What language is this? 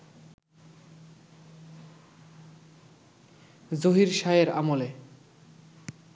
Bangla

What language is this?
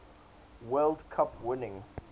English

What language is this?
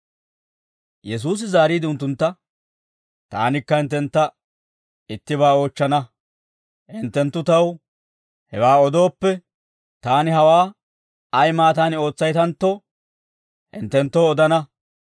Dawro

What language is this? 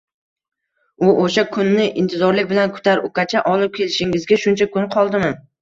Uzbek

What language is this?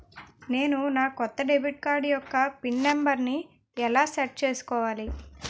Telugu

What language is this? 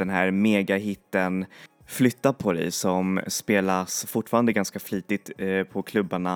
Swedish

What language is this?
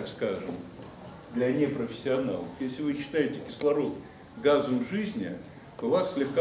Russian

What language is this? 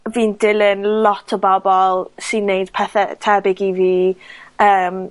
Welsh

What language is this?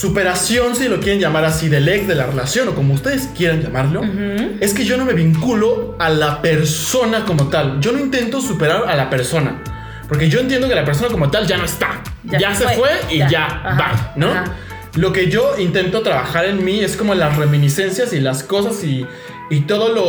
Spanish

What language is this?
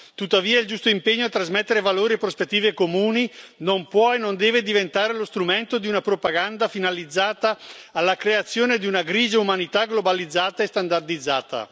Italian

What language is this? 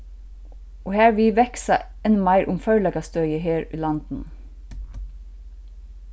Faroese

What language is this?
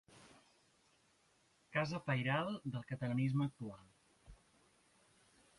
Catalan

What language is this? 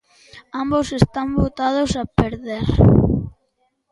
Galician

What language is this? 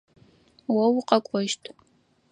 Adyghe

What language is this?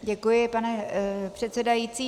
Czech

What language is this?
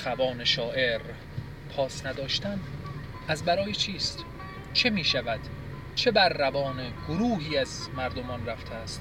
Persian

